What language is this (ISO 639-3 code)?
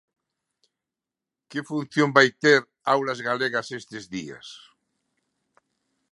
glg